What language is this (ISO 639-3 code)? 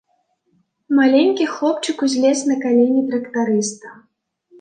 bel